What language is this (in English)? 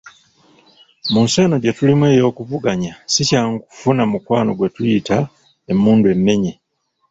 Ganda